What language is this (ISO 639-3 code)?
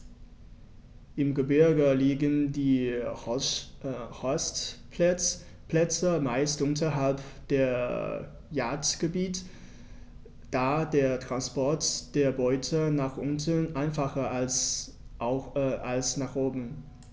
deu